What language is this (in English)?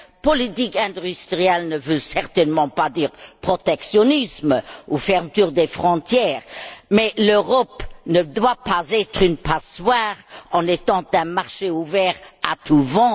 French